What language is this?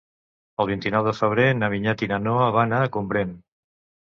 Catalan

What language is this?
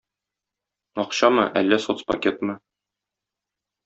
Tatar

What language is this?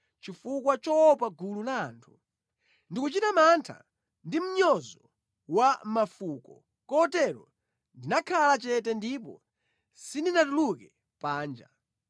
Nyanja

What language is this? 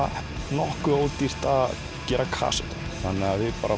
Icelandic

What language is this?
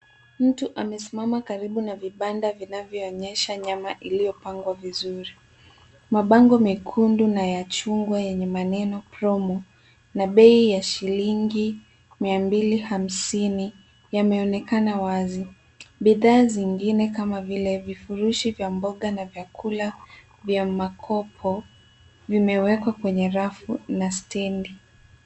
Swahili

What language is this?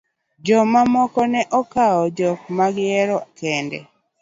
Luo (Kenya and Tanzania)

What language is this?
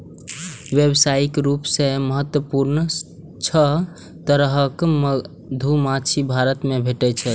Maithili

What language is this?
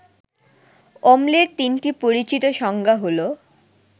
Bangla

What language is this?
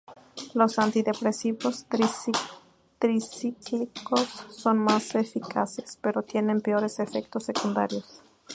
Spanish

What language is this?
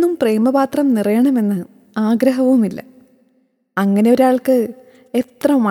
Malayalam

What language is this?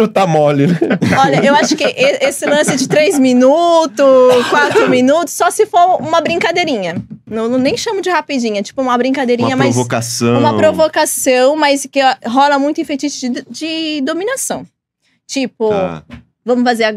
Portuguese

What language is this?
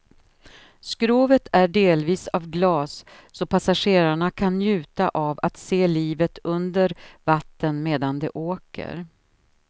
Swedish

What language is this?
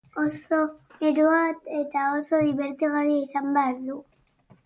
Basque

